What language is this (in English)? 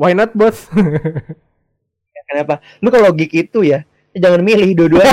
Indonesian